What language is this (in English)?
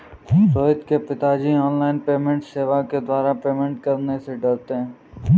Hindi